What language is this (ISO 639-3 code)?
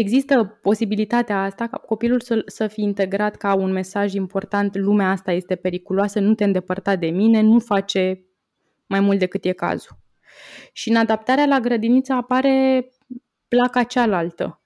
ron